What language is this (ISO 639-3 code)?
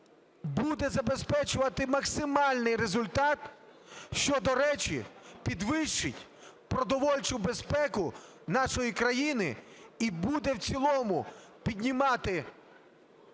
ukr